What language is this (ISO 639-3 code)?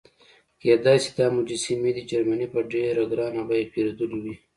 pus